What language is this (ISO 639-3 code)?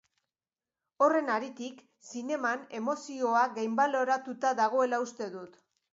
eus